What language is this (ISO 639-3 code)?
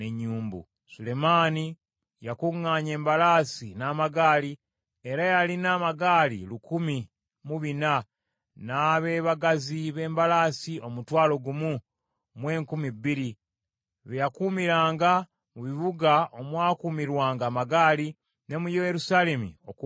lug